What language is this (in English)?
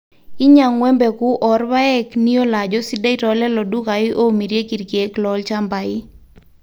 Masai